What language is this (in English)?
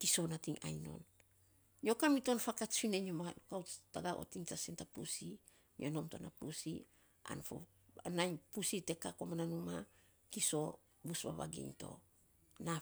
Saposa